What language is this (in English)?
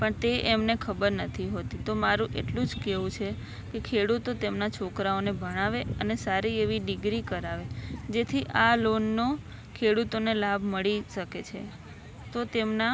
Gujarati